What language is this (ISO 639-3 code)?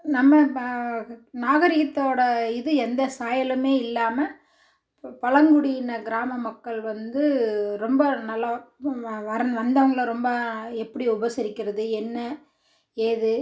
tam